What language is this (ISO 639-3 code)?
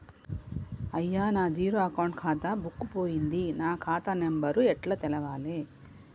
tel